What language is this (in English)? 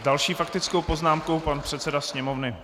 Czech